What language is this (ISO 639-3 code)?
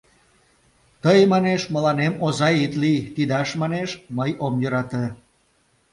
chm